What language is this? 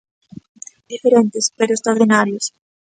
Galician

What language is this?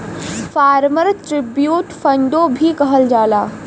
Bhojpuri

